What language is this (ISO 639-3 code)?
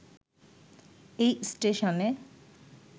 ben